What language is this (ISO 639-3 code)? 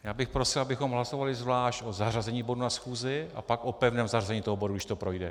ces